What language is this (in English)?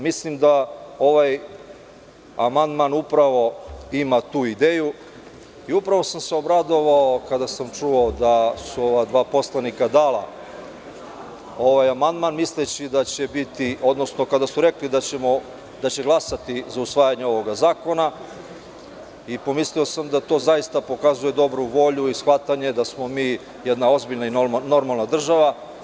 Serbian